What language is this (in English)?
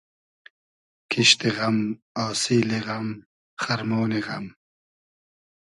Hazaragi